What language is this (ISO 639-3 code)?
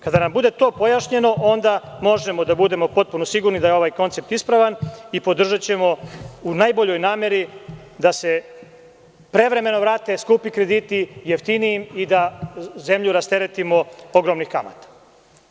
srp